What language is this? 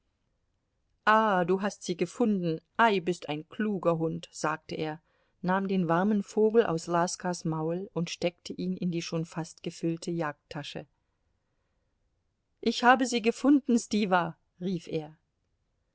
German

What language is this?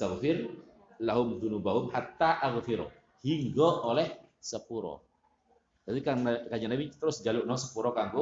Indonesian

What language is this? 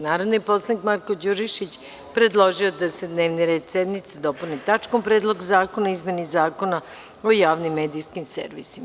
Serbian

